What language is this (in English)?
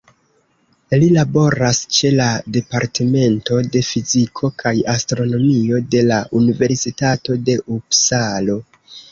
Esperanto